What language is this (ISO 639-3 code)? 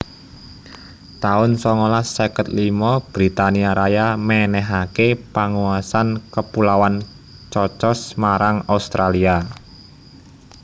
jav